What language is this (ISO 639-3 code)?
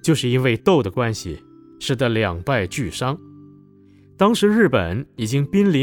zho